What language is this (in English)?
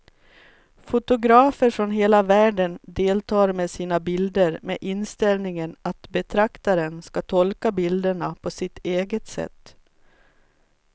Swedish